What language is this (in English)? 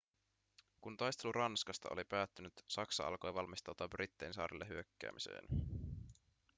Finnish